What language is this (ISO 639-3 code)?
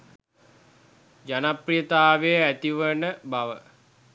sin